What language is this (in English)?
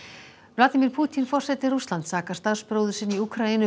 Icelandic